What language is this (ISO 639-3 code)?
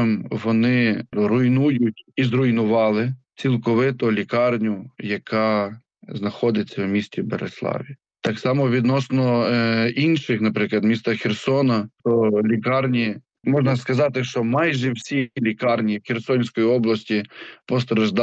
ukr